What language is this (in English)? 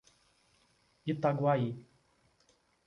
Portuguese